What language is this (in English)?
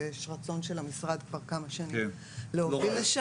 Hebrew